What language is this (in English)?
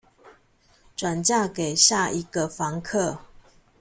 Chinese